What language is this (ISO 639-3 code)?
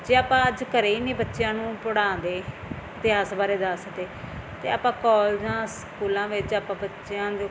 pan